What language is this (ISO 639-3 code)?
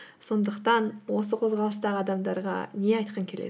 kaz